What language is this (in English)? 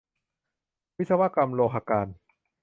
Thai